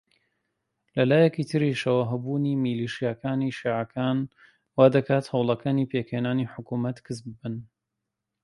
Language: Central Kurdish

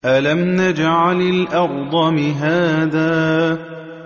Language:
Arabic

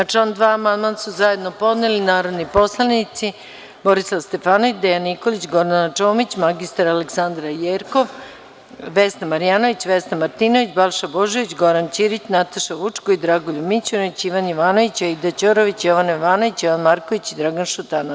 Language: Serbian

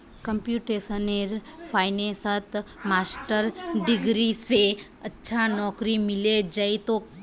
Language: Magahi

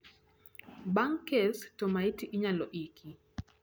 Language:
Luo (Kenya and Tanzania)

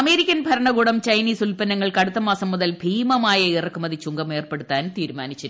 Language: Malayalam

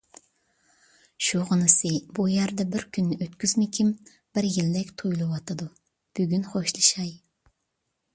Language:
Uyghur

